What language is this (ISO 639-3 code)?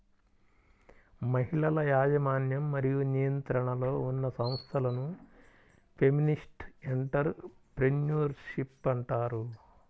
tel